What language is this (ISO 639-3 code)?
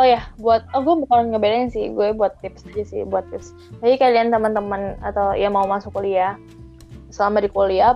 ind